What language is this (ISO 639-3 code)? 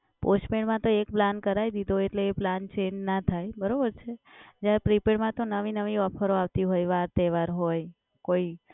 guj